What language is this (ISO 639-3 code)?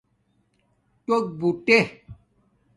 dmk